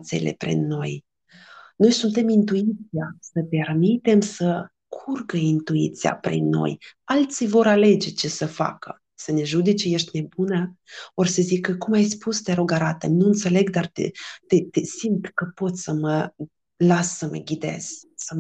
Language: Romanian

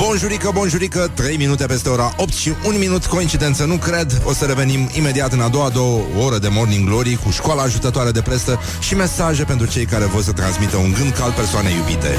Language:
Romanian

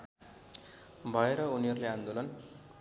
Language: Nepali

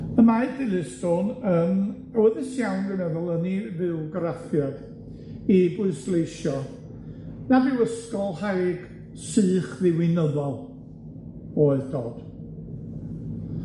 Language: Welsh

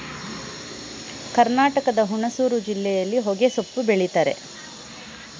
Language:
Kannada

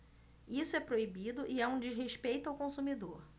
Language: Portuguese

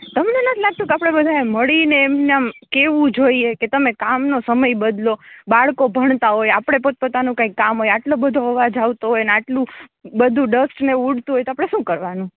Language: Gujarati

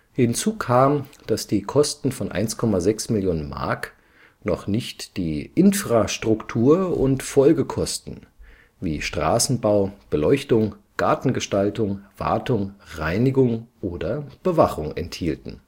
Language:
German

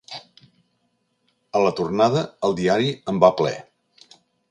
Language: Catalan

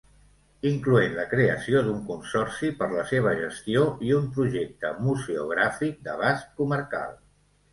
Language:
Catalan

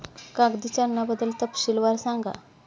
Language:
Marathi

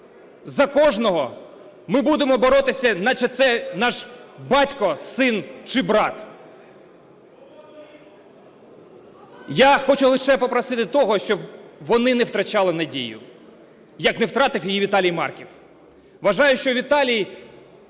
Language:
Ukrainian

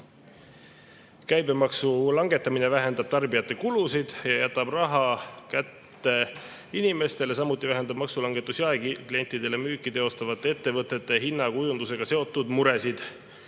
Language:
Estonian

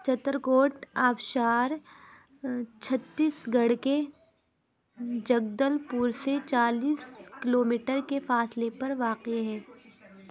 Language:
Urdu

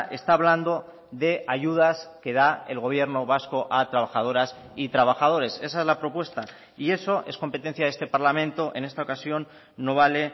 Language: Spanish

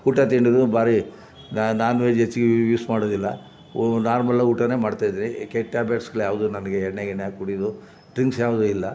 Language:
Kannada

